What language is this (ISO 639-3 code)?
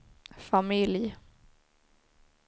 swe